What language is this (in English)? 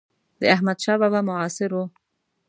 Pashto